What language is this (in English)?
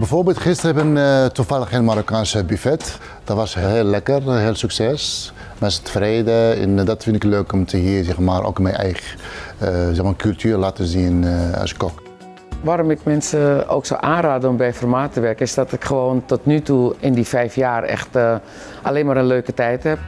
Dutch